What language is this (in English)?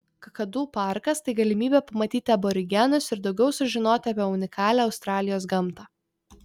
Lithuanian